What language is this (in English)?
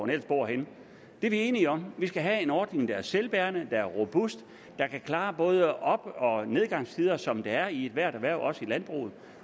Danish